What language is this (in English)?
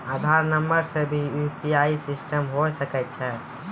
Maithili